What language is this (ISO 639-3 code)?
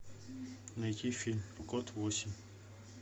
rus